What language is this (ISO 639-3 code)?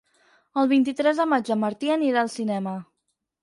cat